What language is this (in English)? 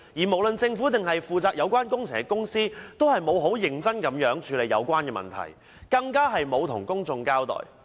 Cantonese